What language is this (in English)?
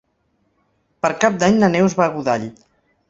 Catalan